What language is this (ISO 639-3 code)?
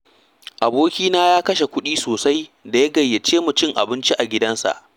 hau